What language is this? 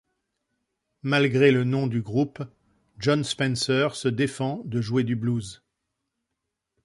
French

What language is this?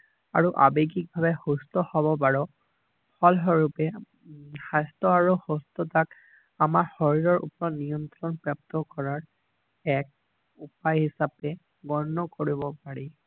Assamese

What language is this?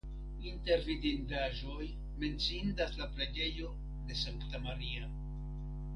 Esperanto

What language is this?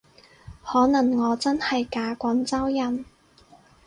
Cantonese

